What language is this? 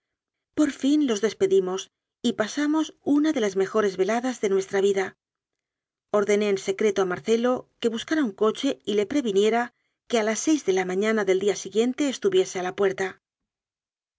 Spanish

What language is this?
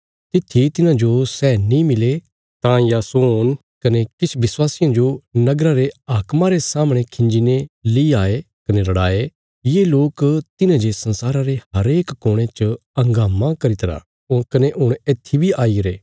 Bilaspuri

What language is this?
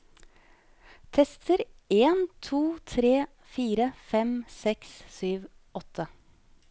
Norwegian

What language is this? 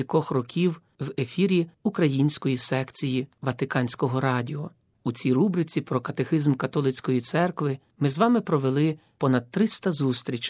Ukrainian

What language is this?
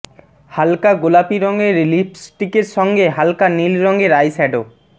Bangla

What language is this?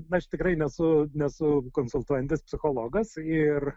Lithuanian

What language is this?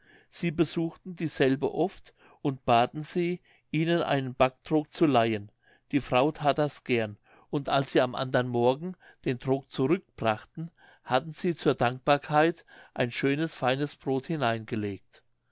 German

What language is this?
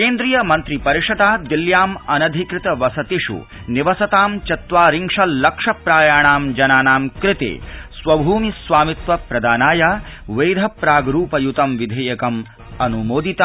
Sanskrit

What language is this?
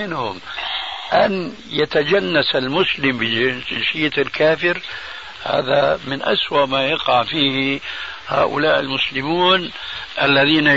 Arabic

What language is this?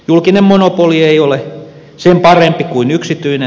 Finnish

